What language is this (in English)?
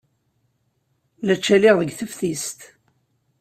Kabyle